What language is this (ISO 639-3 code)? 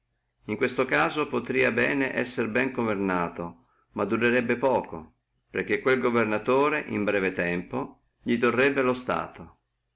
ita